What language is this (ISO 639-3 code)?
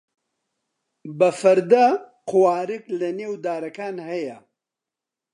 ckb